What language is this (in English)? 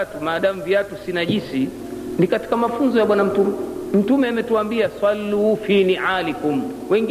Swahili